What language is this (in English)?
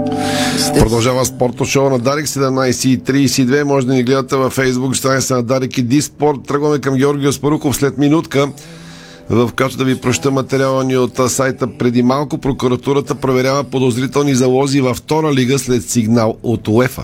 Bulgarian